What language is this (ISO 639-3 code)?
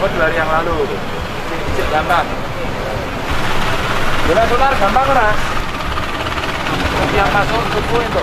ind